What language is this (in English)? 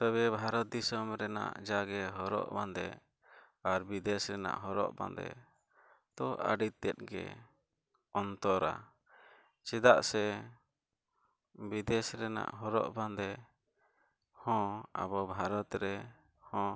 Santali